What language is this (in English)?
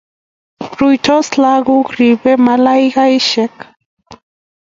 Kalenjin